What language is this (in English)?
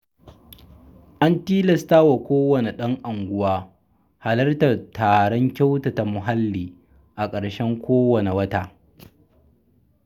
Hausa